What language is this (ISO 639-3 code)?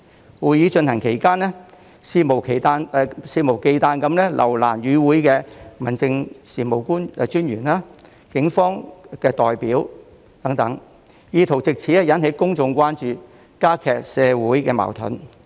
yue